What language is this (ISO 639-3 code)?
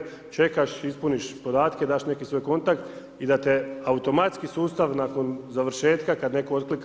hrv